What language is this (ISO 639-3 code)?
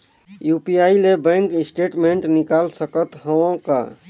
hne